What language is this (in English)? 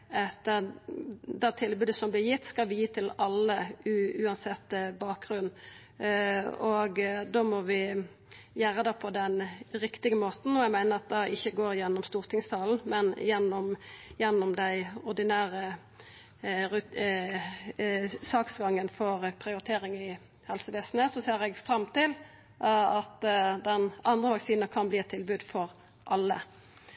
Norwegian Nynorsk